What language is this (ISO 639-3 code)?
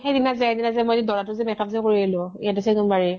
asm